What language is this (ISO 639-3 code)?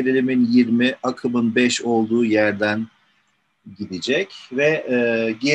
tur